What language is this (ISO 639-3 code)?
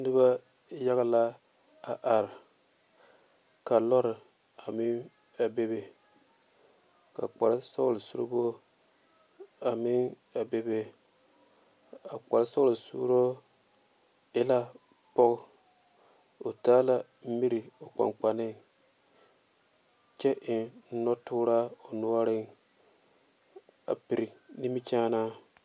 dga